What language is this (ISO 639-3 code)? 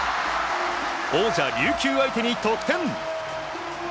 jpn